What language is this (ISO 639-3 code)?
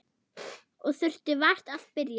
isl